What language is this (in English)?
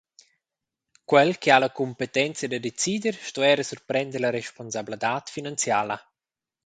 Romansh